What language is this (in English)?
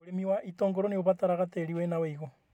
Kikuyu